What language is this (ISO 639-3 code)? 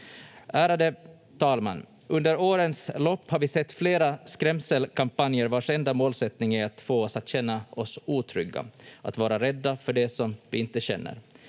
fin